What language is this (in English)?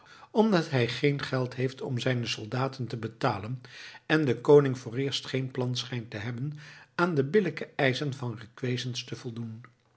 Dutch